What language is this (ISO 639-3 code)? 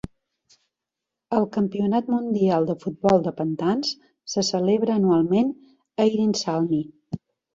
cat